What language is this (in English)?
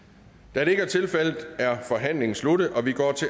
Danish